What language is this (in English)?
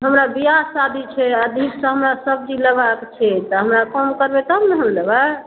Maithili